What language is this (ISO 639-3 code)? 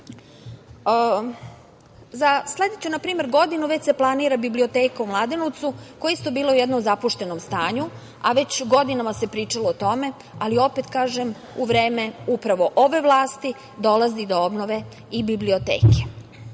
srp